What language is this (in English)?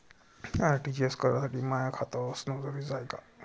Marathi